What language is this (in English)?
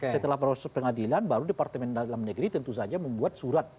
Indonesian